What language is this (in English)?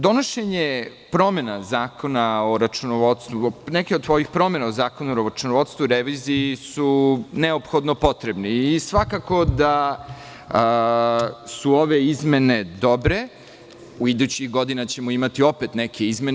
Serbian